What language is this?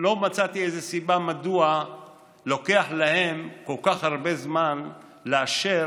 Hebrew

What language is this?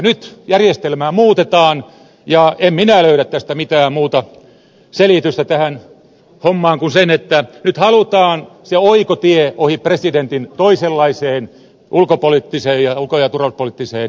Finnish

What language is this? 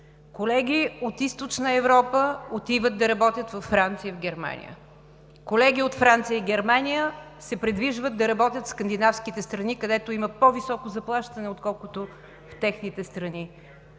Bulgarian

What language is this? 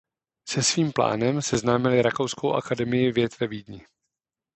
Czech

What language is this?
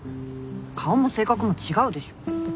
Japanese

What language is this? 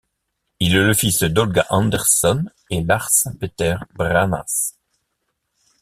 French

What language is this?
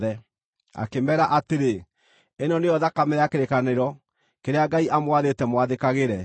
Kikuyu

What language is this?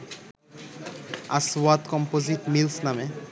Bangla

